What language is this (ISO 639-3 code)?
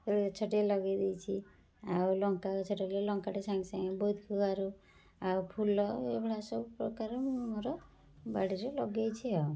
ori